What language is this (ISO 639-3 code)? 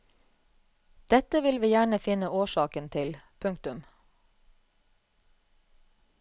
nor